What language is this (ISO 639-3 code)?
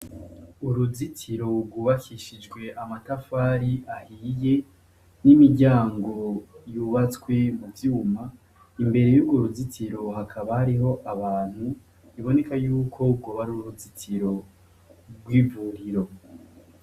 run